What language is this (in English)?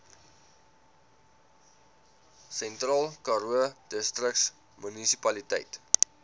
Afrikaans